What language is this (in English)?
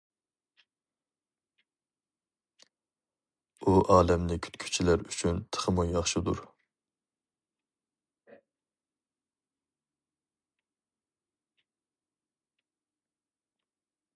Uyghur